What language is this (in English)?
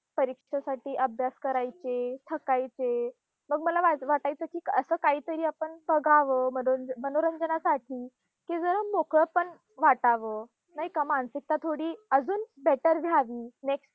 Marathi